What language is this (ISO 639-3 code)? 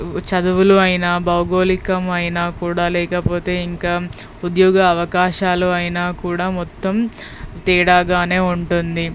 tel